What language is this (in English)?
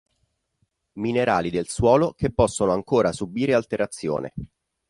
Italian